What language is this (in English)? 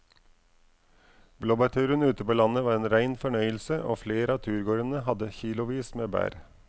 Norwegian